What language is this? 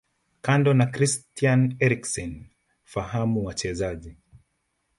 Swahili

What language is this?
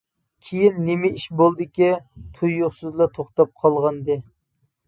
Uyghur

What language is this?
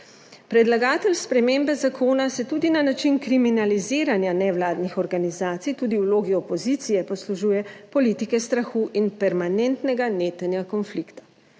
Slovenian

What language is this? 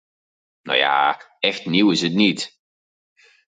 Dutch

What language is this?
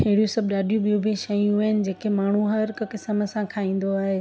Sindhi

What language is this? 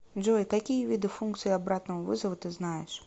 Russian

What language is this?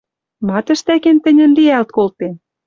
Western Mari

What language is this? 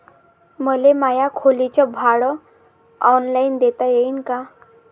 Marathi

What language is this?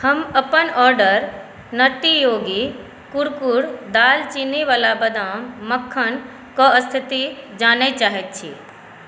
Maithili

